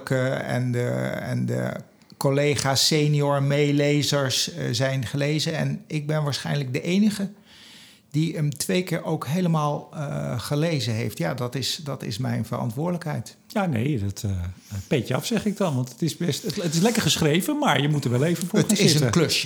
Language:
Dutch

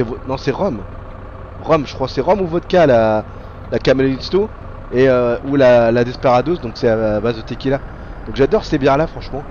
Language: French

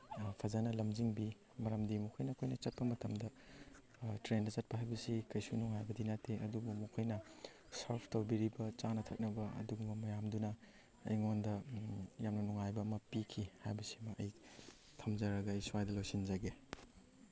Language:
Manipuri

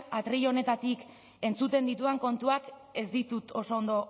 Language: Basque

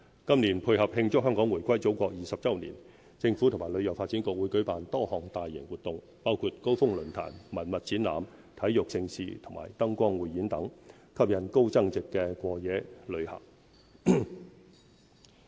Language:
Cantonese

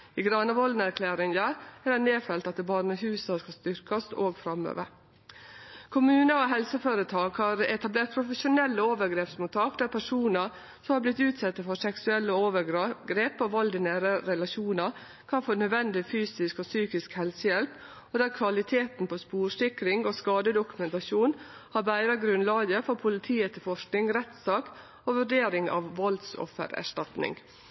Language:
Norwegian Nynorsk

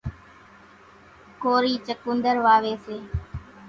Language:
Kachi Koli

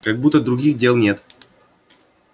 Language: Russian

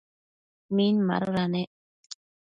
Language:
Matsés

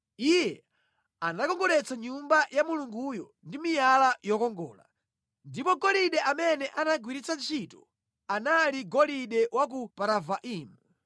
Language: Nyanja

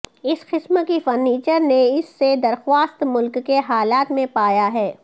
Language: Urdu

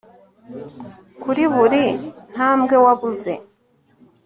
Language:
Kinyarwanda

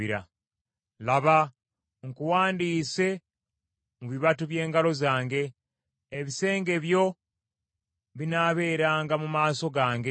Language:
Ganda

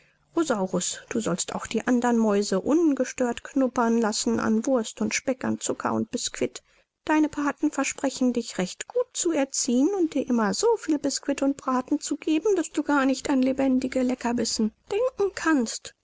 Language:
German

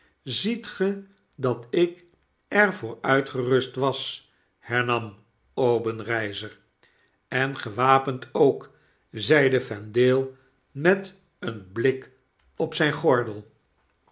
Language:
Dutch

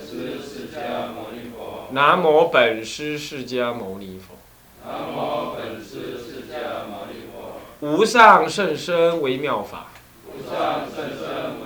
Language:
Chinese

